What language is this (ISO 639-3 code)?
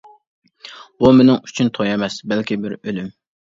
uig